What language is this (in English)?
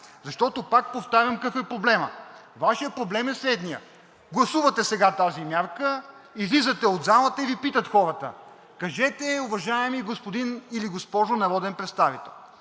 Bulgarian